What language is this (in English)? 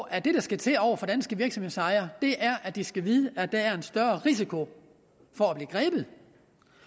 Danish